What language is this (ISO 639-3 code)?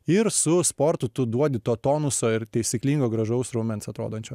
lit